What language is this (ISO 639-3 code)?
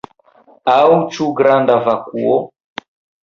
epo